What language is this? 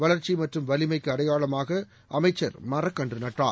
Tamil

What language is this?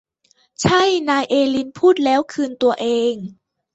Thai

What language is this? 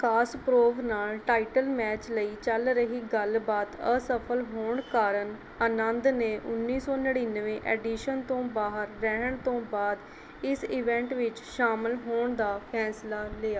Punjabi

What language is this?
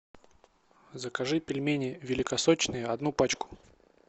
Russian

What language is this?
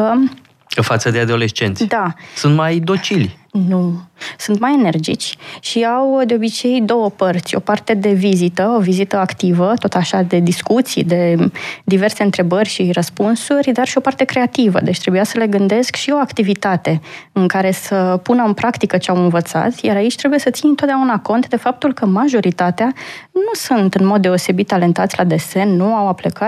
Romanian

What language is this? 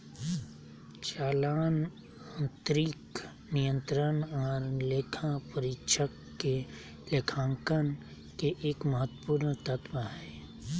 Magahi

